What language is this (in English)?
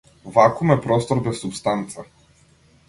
Macedonian